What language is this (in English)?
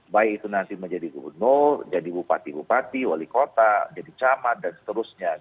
Indonesian